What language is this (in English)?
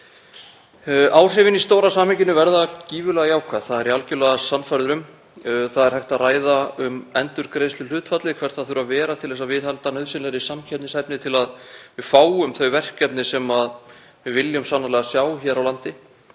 Icelandic